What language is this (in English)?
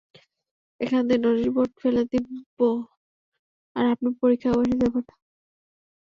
Bangla